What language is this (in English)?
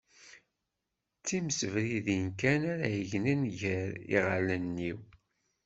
Kabyle